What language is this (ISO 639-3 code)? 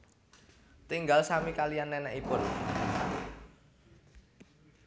jav